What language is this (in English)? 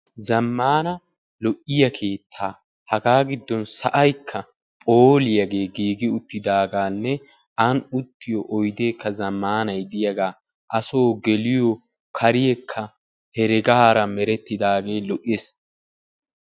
Wolaytta